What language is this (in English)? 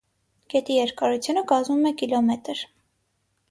Armenian